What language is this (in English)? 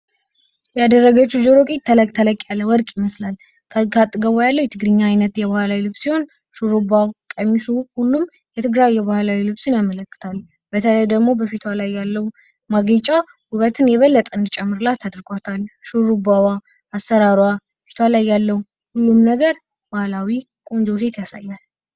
Amharic